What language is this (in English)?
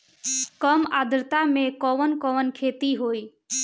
Bhojpuri